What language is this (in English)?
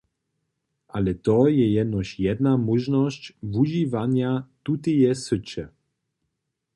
Upper Sorbian